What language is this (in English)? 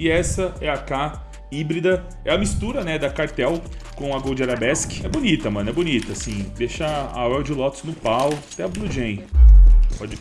Portuguese